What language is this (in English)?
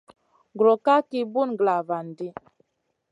Masana